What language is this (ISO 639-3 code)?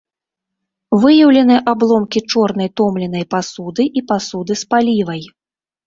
bel